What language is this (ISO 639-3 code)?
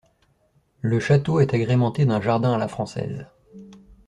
fra